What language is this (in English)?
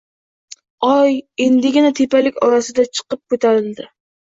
Uzbek